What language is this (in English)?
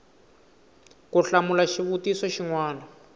Tsonga